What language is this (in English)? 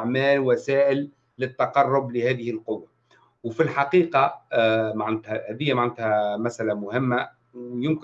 Arabic